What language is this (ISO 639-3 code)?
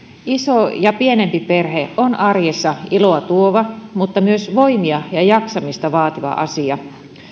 fin